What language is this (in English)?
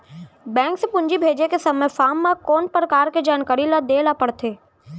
Chhattisgarhi